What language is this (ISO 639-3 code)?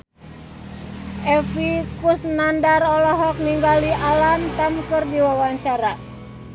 sun